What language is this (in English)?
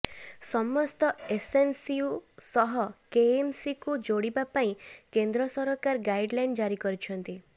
Odia